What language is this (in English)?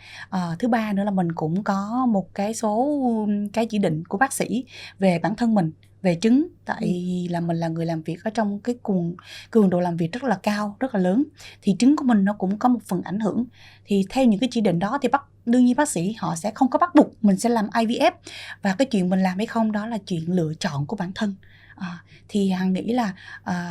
Vietnamese